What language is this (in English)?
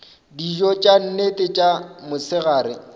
Northern Sotho